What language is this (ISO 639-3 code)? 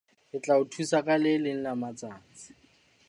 sot